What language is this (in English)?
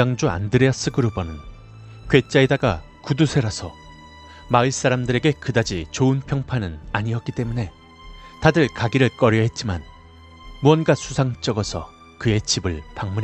Korean